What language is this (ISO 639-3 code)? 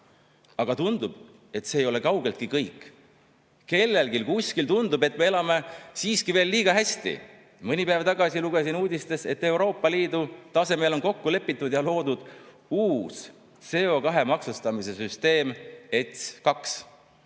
est